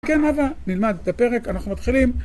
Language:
Hebrew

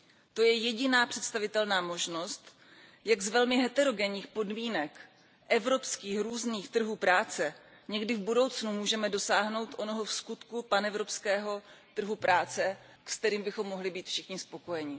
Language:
Czech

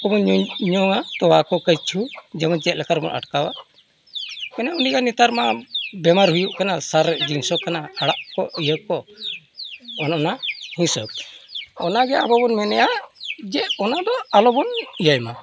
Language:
Santali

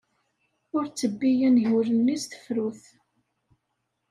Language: Kabyle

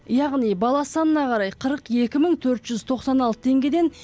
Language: Kazakh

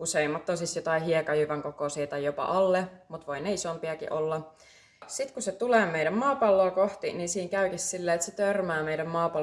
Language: Finnish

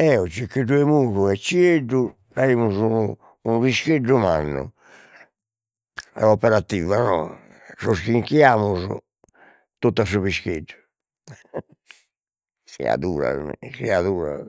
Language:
Sardinian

